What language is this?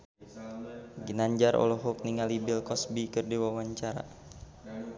Sundanese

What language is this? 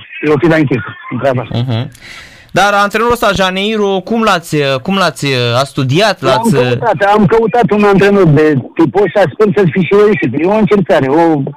Romanian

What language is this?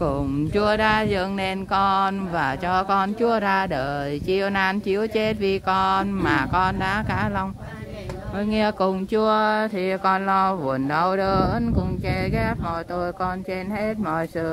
Vietnamese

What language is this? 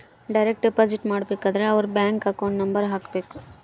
Kannada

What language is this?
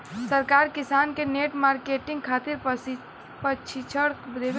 Bhojpuri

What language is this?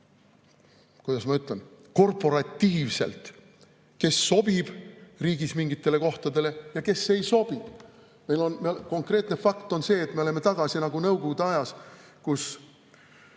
Estonian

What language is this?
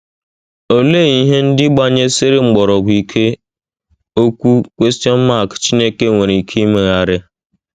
Igbo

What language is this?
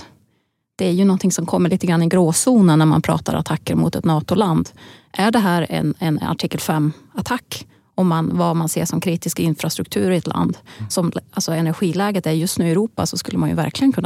Swedish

